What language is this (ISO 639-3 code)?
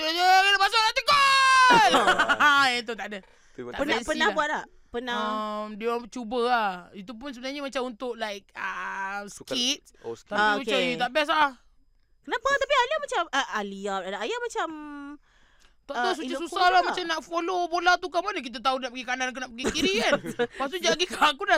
msa